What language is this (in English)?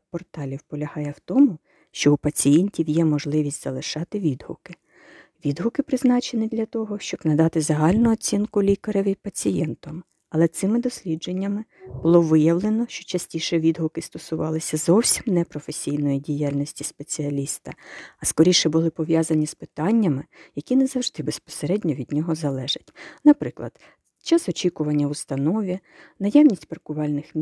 Ukrainian